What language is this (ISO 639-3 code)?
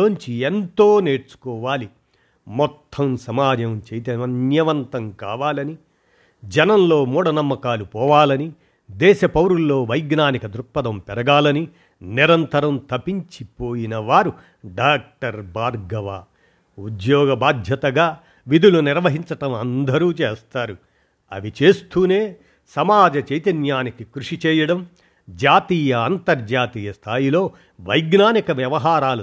tel